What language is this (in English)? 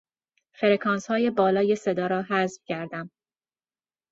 Persian